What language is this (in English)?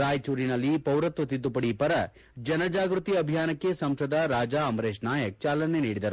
Kannada